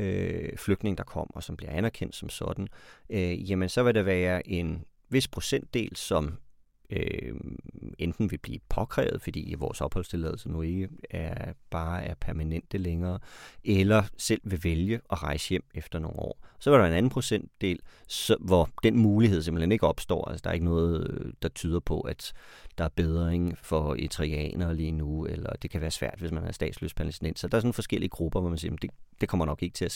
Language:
Danish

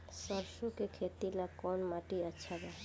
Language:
Bhojpuri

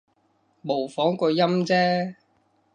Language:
Cantonese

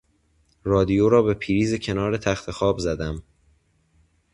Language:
Persian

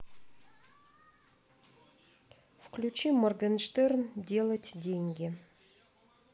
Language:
Russian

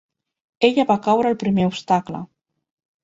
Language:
Catalan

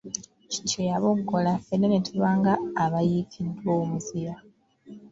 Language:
Ganda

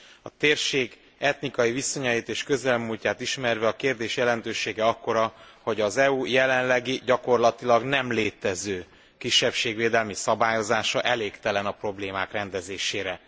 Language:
Hungarian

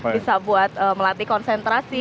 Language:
Indonesian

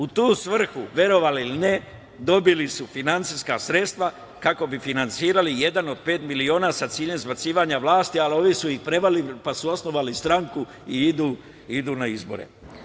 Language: Serbian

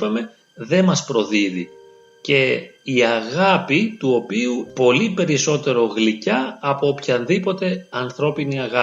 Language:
Greek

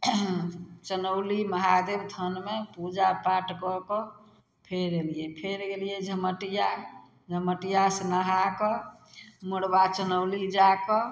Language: Maithili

